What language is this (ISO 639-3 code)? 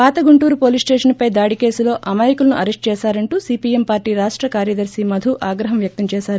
tel